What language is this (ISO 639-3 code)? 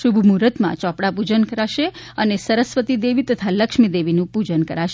guj